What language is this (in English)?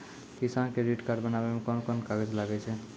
Maithili